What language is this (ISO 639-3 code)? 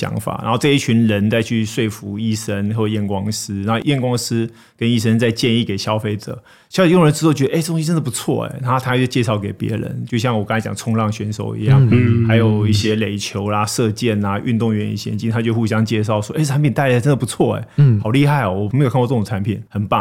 zho